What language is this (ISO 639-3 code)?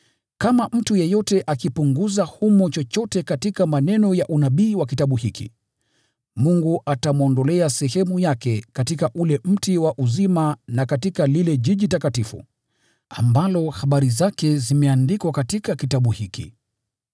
swa